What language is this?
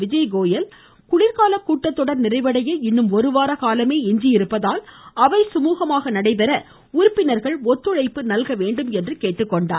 Tamil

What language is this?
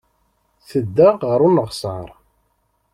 Kabyle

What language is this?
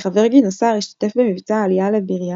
Hebrew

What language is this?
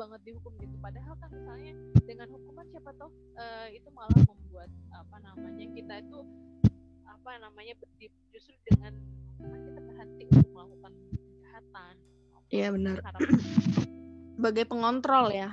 Indonesian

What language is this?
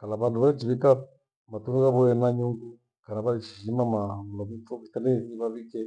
Gweno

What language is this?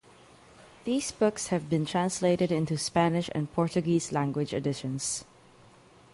English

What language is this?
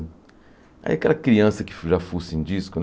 Portuguese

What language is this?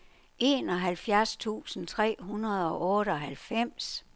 Danish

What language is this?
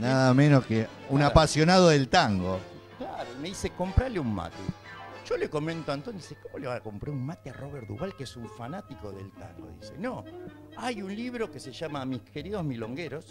Spanish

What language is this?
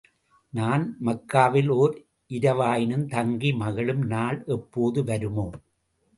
Tamil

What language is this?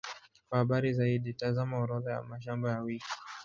Swahili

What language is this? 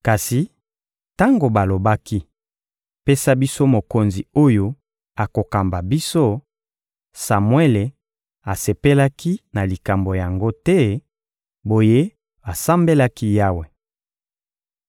Lingala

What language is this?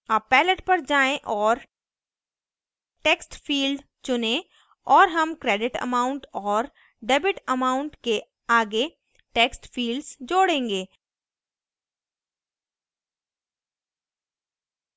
Hindi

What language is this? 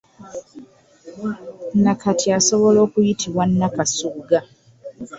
Ganda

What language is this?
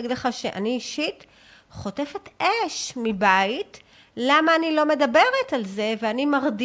Hebrew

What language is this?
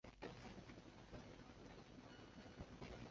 Chinese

